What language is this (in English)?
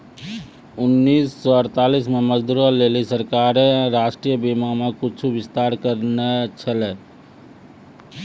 Maithili